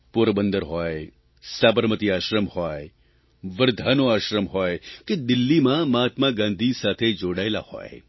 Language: Gujarati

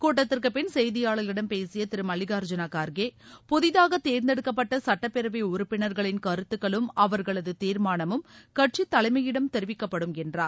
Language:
Tamil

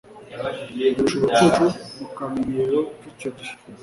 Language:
Kinyarwanda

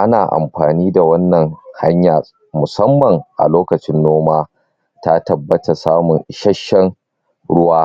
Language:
Hausa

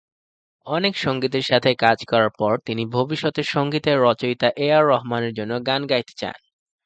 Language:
Bangla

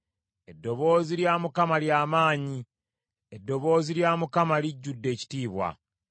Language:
Ganda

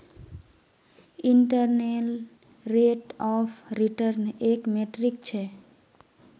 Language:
Magahi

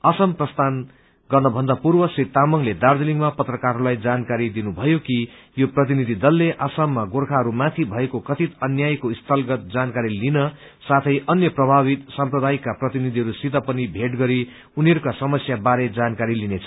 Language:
Nepali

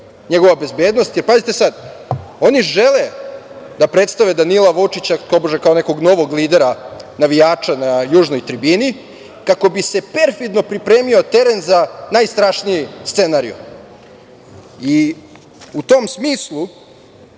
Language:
Serbian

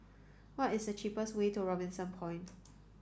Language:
English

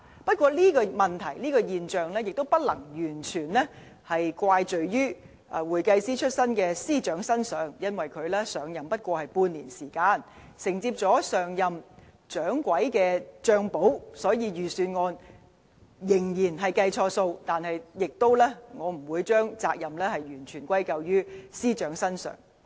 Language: Cantonese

